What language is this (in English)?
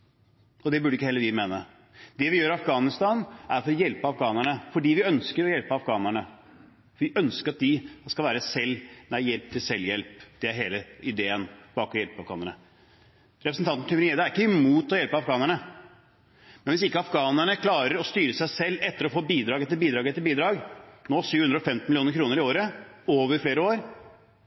Norwegian Bokmål